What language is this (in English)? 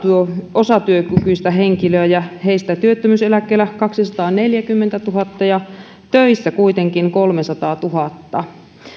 Finnish